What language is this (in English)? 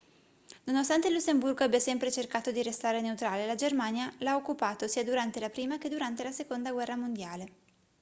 Italian